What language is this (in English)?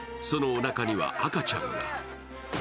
Japanese